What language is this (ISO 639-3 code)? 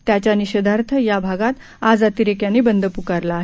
mar